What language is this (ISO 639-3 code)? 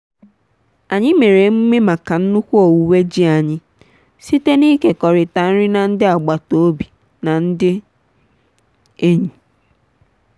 ibo